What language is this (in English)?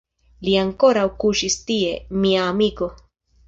Esperanto